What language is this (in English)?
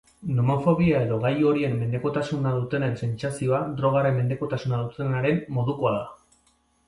Basque